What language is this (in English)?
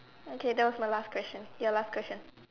English